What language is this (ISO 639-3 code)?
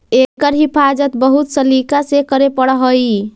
mag